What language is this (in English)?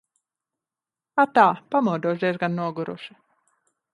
Latvian